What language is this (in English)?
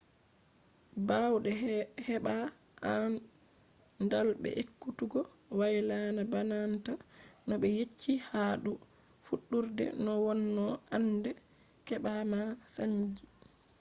Fula